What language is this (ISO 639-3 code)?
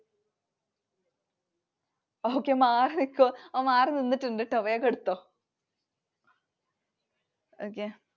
mal